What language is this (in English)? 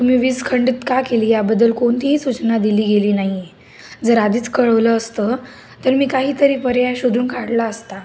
Marathi